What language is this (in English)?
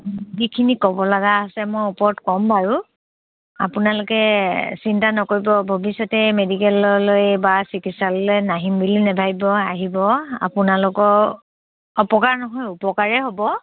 Assamese